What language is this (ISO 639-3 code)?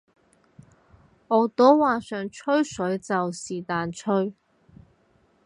yue